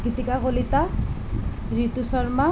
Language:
Assamese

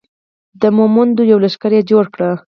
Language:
Pashto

